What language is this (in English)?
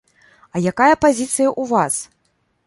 Belarusian